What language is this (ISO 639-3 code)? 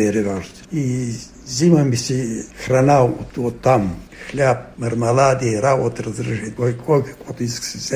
bul